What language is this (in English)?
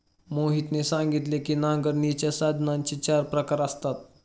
Marathi